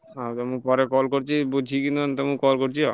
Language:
Odia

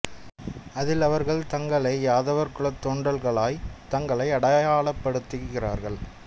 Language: Tamil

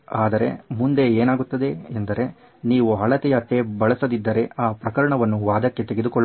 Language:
Kannada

